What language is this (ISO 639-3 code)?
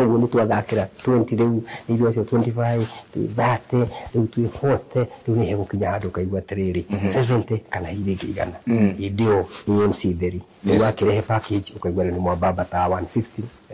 swa